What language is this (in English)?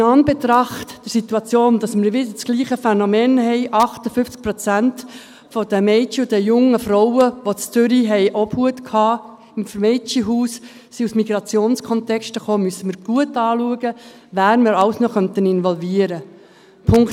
Swiss German